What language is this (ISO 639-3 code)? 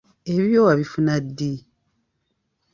lug